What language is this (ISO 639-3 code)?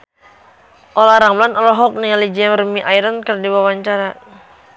sun